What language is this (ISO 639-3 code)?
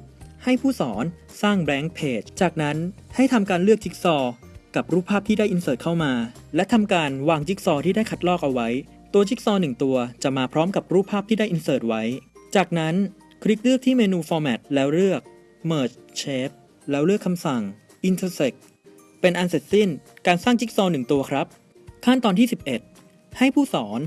tha